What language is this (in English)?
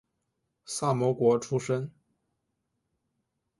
Chinese